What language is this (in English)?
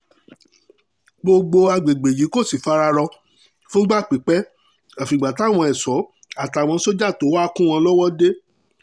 Yoruba